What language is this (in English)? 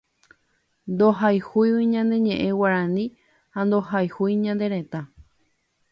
Guarani